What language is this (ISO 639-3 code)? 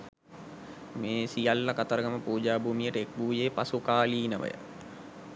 sin